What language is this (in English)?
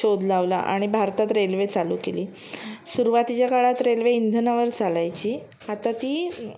Marathi